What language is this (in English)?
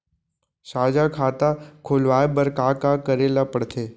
Chhattisgarhi